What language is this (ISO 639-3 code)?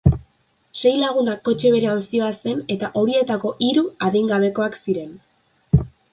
eus